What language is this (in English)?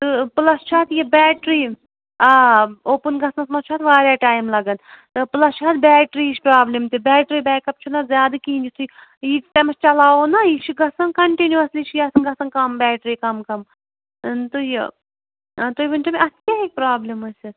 Kashmiri